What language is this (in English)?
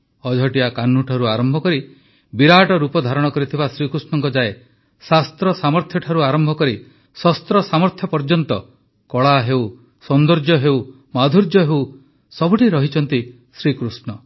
Odia